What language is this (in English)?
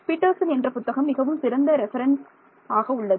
Tamil